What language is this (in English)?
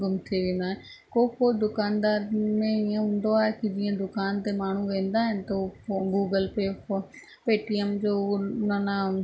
Sindhi